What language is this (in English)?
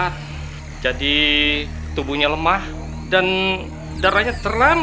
Indonesian